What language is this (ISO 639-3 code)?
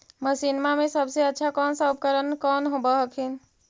mag